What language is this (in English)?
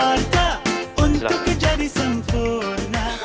Indonesian